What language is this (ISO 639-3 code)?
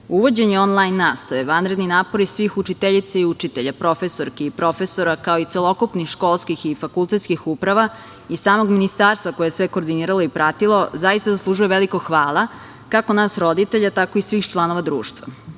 srp